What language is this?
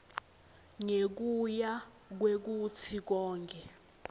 Swati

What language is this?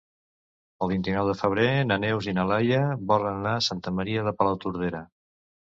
Catalan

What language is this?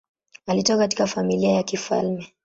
Swahili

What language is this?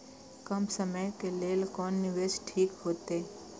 Maithili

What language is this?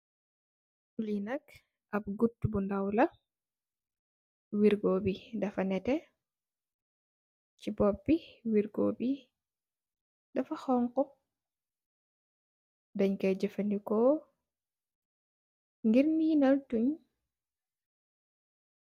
Wolof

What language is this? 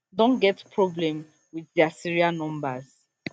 Nigerian Pidgin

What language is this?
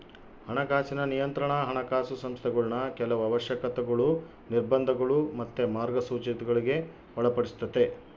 Kannada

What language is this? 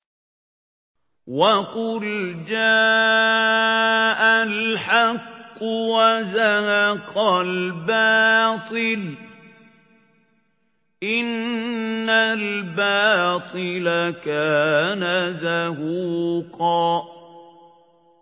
Arabic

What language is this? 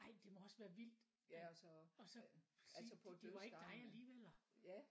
Danish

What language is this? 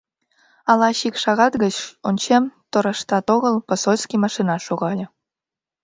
Mari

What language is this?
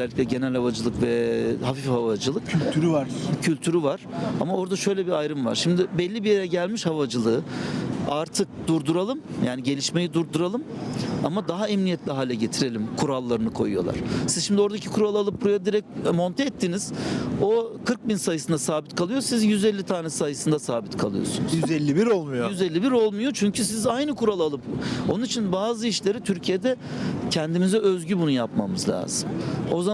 Turkish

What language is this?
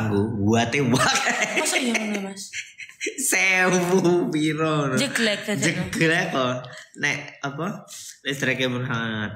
Indonesian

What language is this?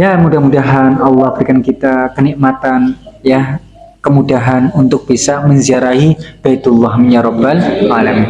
Indonesian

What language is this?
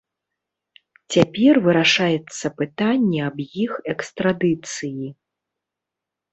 Belarusian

